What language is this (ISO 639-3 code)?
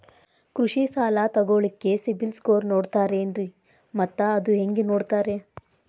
kan